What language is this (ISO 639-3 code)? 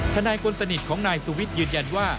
tha